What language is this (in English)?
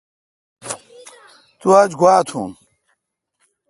Kalkoti